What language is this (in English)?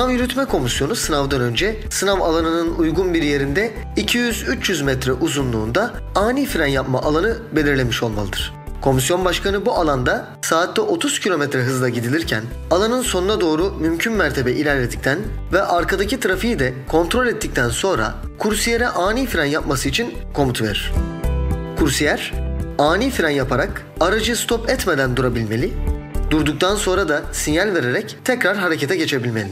Turkish